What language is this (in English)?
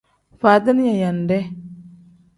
Tem